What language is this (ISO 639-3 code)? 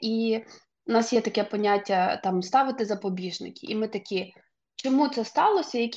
ukr